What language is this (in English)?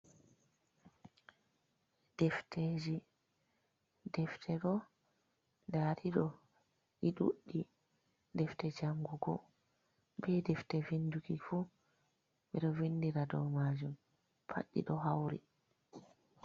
Fula